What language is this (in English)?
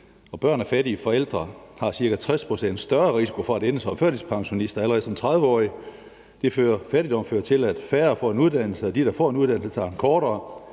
Danish